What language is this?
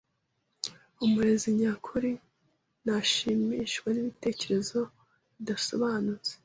Kinyarwanda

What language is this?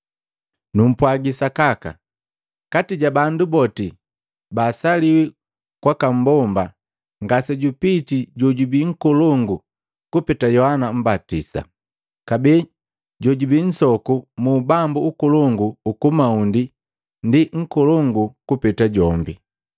Matengo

